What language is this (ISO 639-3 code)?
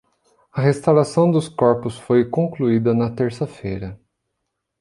por